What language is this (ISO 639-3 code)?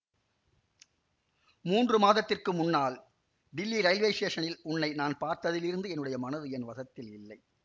tam